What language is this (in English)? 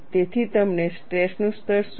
Gujarati